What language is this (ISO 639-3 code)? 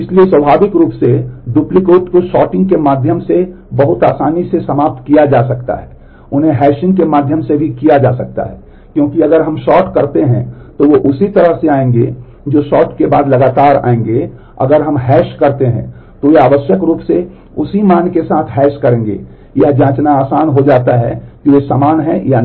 hin